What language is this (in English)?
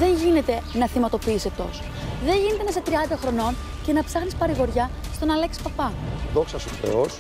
Greek